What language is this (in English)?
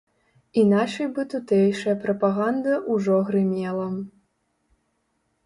Belarusian